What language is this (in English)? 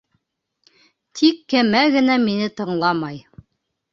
Bashkir